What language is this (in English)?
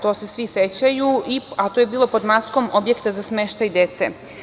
Serbian